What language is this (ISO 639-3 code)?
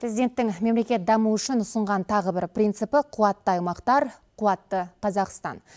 kaz